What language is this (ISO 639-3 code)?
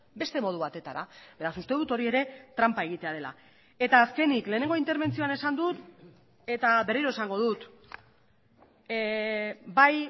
eus